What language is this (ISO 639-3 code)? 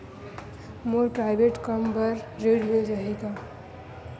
hne